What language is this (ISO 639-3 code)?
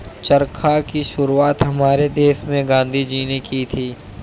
hin